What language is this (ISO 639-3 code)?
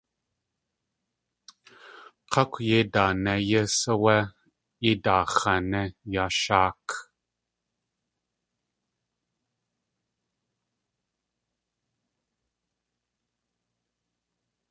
tli